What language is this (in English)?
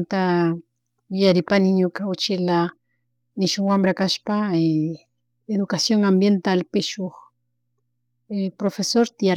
Chimborazo Highland Quichua